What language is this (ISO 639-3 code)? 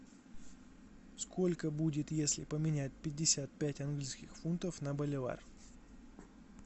rus